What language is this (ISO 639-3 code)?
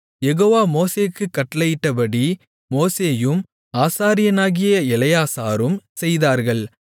tam